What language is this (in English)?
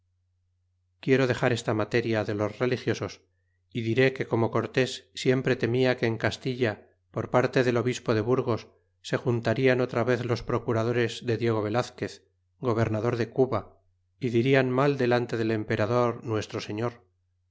Spanish